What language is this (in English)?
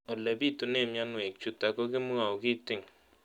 Kalenjin